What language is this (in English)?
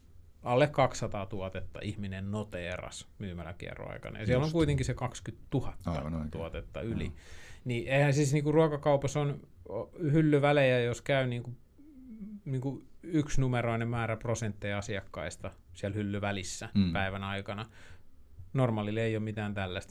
Finnish